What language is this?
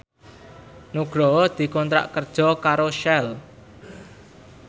Javanese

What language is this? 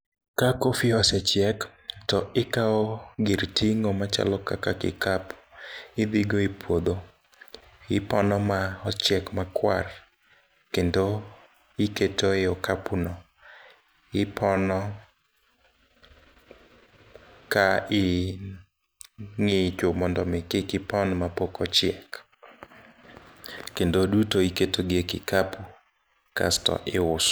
Luo (Kenya and Tanzania)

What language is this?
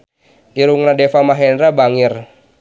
Sundanese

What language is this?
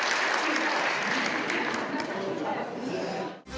Slovenian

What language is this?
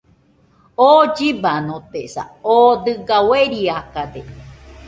Nüpode Huitoto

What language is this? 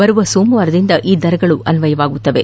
Kannada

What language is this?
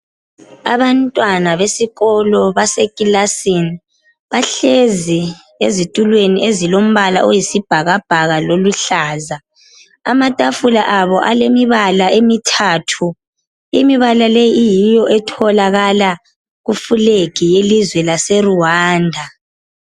North Ndebele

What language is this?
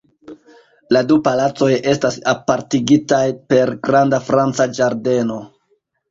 Esperanto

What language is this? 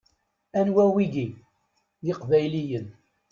Kabyle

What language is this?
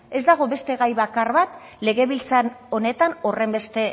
Basque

